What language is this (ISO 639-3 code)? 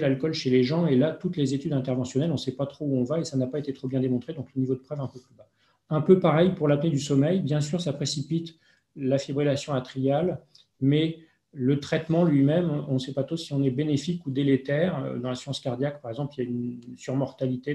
fra